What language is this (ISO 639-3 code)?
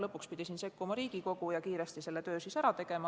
est